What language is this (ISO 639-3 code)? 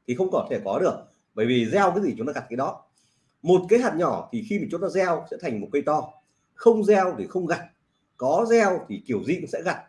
vie